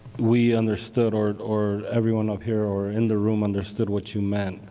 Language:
English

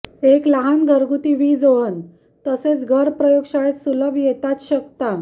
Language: Marathi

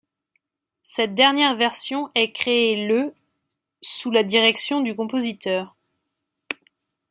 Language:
French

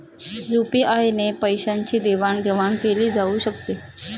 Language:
Marathi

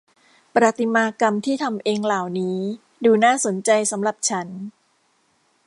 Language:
Thai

